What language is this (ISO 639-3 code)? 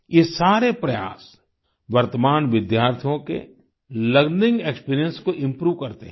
hin